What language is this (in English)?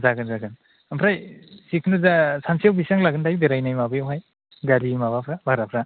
Bodo